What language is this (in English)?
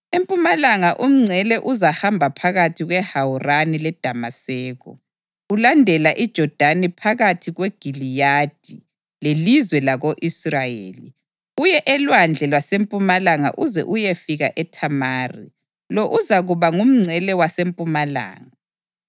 North Ndebele